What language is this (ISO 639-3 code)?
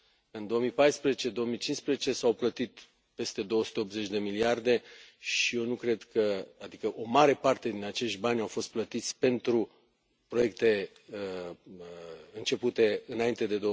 ron